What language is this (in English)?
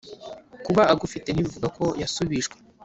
Kinyarwanda